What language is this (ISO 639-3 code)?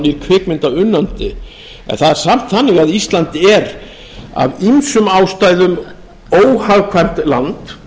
isl